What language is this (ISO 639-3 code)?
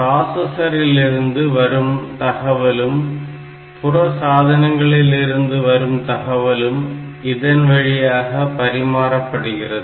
tam